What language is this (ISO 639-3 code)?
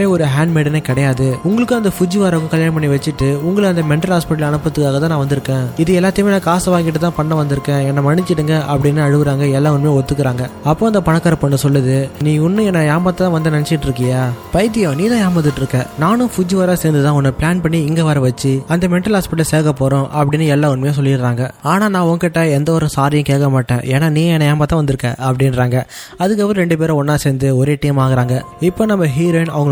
tam